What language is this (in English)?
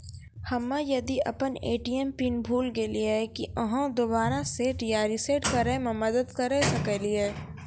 Maithili